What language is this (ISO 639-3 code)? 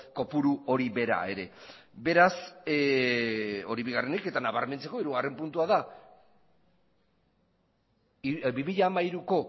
eus